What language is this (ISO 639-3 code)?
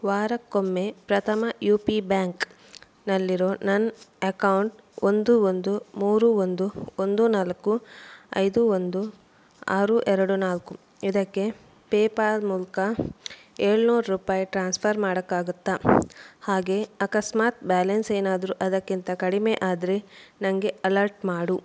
kan